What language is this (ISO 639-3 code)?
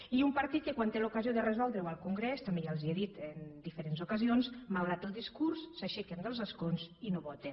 cat